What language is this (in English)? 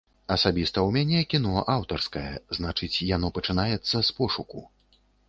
Belarusian